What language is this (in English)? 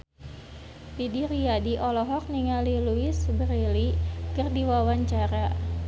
Sundanese